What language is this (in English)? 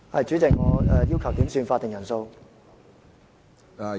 Cantonese